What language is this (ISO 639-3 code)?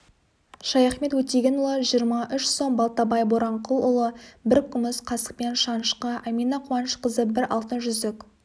kaz